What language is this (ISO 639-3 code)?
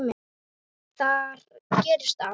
isl